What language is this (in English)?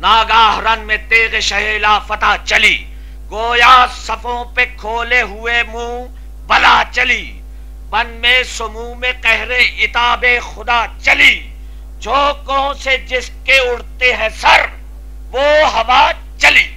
Hindi